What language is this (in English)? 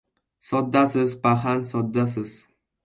Uzbek